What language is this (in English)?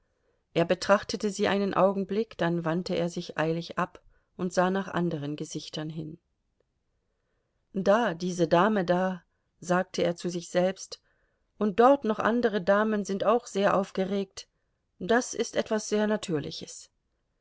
German